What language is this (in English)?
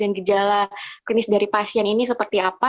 Indonesian